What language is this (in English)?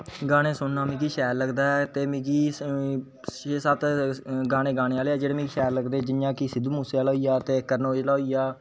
Dogri